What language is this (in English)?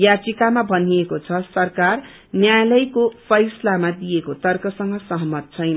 Nepali